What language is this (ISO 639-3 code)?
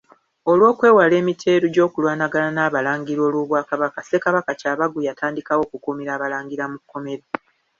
lug